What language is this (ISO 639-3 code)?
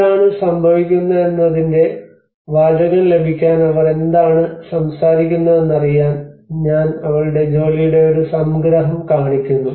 mal